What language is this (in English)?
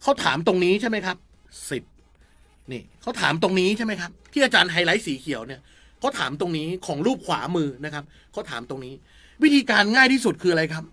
Thai